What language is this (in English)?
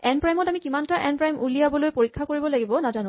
Assamese